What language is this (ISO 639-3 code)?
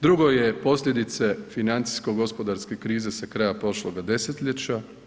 hrv